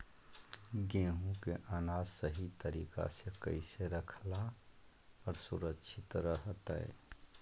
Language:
Magahi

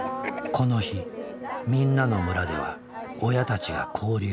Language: Japanese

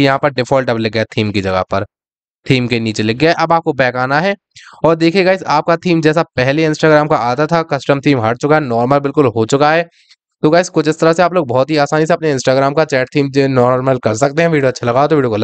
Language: Hindi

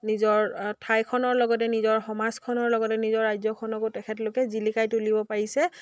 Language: Assamese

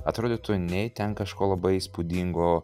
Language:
Lithuanian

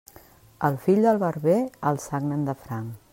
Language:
Catalan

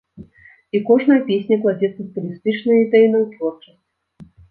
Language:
Belarusian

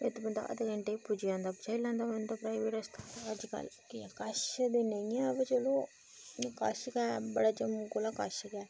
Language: Dogri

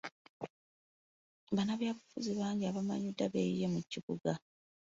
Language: Ganda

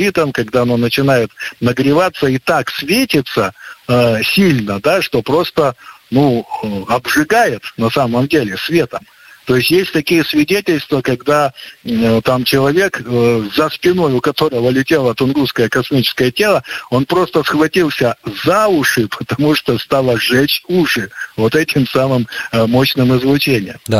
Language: Russian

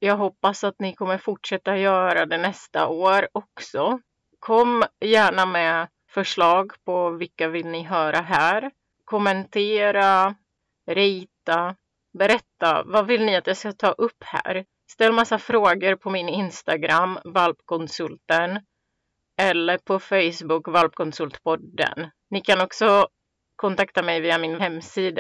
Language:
Swedish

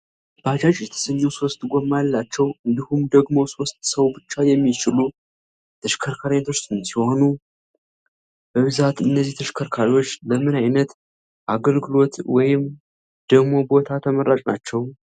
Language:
Amharic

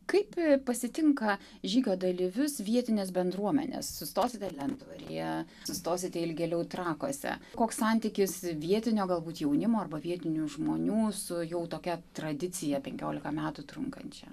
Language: Lithuanian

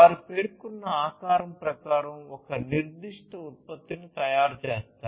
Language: Telugu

